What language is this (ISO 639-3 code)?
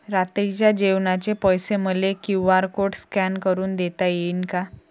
mar